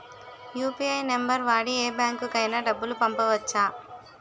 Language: Telugu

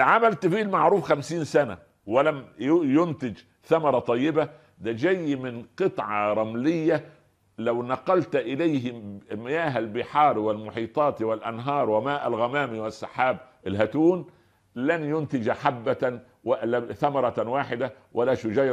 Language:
Arabic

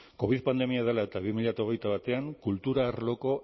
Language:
Basque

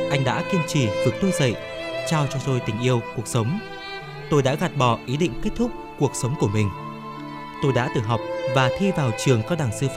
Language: Vietnamese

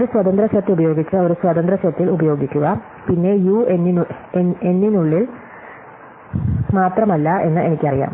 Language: Malayalam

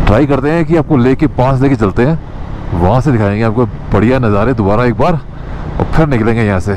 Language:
Hindi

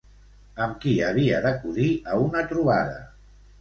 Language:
Catalan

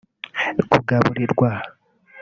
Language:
Kinyarwanda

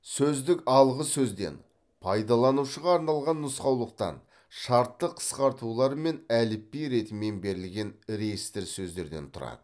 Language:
Kazakh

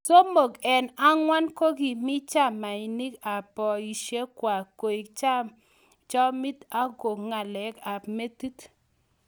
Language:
Kalenjin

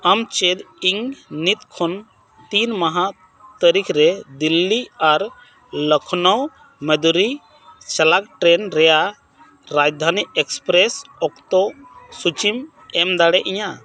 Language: Santali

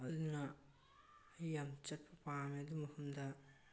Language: Manipuri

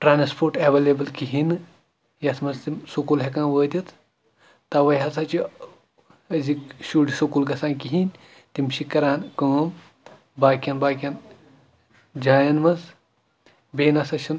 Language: Kashmiri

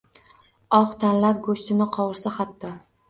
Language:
Uzbek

